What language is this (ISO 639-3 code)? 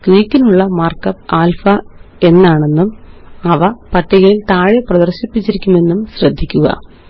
mal